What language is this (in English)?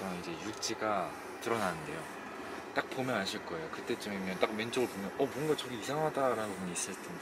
Korean